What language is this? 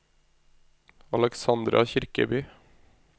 Norwegian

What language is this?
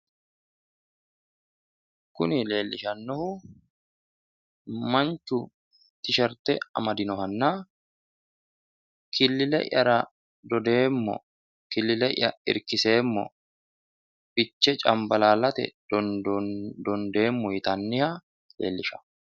Sidamo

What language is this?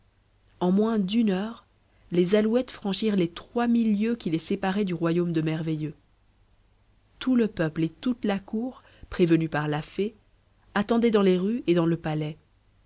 French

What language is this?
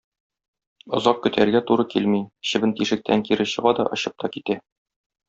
Tatar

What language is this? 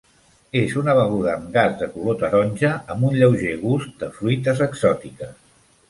Catalan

